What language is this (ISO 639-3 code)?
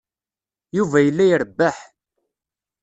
kab